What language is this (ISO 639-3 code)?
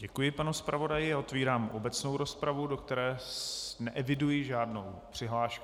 ces